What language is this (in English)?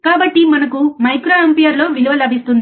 Telugu